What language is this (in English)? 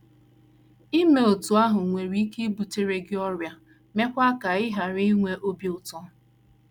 Igbo